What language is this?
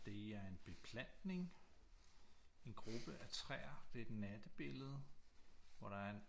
Danish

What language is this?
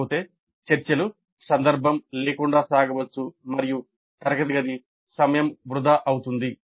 Telugu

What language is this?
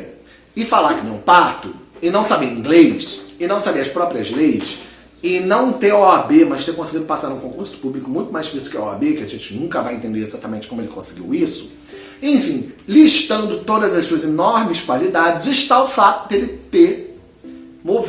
Portuguese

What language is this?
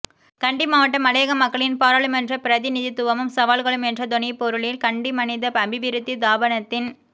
Tamil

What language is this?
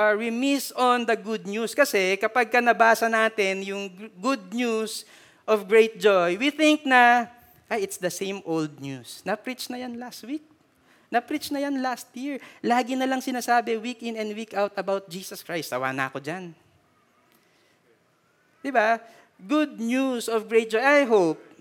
Filipino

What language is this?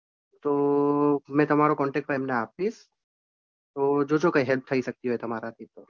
Gujarati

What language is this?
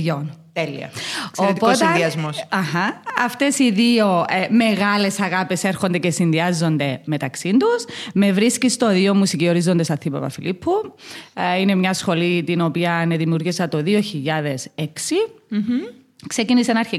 Greek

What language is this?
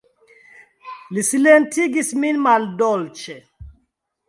Esperanto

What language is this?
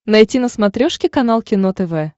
Russian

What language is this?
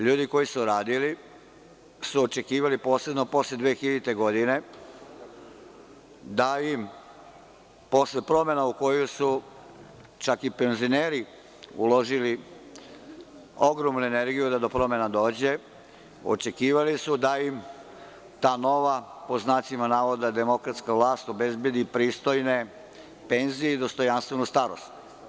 Serbian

